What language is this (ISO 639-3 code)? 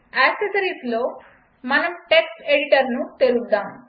tel